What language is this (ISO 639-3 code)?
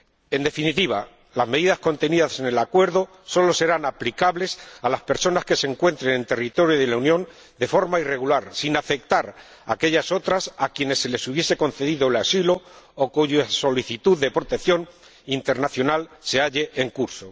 spa